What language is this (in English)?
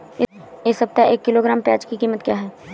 Hindi